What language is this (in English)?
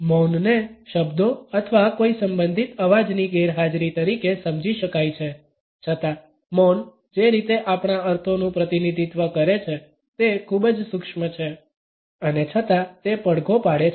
Gujarati